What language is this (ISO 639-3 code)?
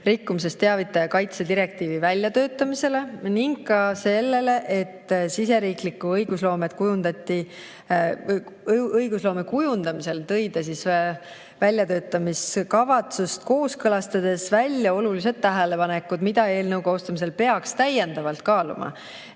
est